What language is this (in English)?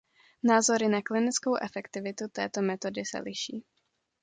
Czech